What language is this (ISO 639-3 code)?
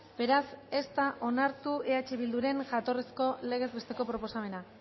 eus